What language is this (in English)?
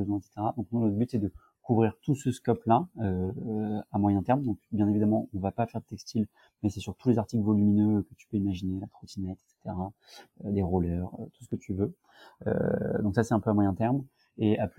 French